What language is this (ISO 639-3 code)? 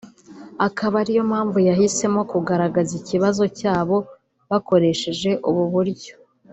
kin